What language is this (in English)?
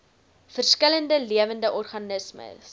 Afrikaans